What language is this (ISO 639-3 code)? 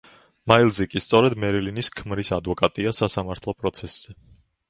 kat